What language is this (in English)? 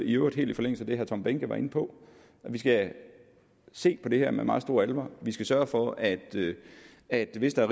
Danish